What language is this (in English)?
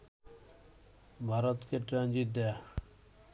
Bangla